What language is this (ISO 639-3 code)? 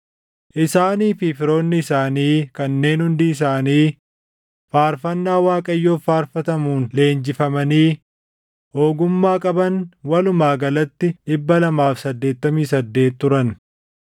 orm